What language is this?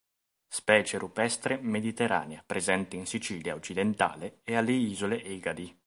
Italian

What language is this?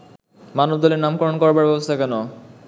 Bangla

